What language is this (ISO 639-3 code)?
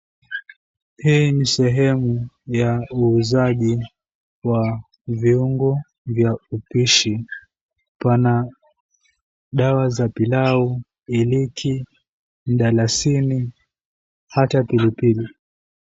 swa